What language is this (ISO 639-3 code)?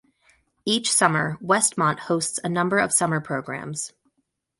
eng